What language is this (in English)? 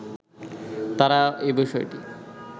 Bangla